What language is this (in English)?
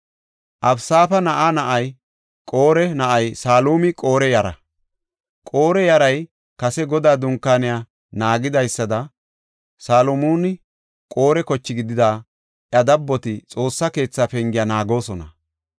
Gofa